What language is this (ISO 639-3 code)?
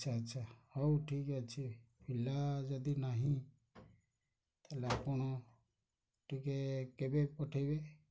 ori